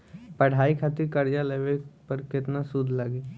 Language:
Bhojpuri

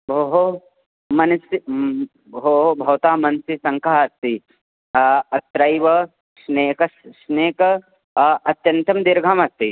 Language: Sanskrit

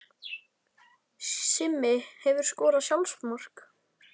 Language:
Icelandic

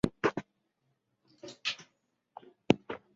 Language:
Chinese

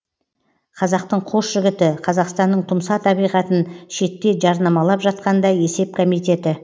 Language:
Kazakh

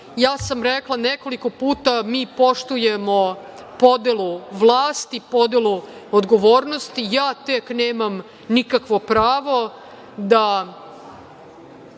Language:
Serbian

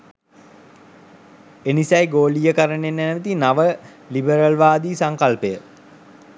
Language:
Sinhala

